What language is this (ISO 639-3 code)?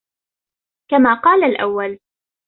ara